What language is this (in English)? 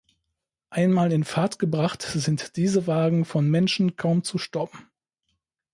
German